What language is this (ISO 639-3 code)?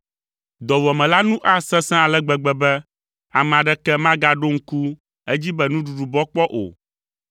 ewe